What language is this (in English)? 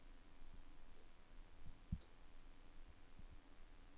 Norwegian